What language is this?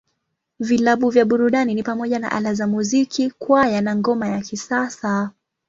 Swahili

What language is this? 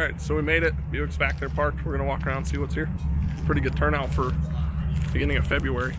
English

